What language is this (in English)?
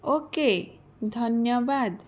Odia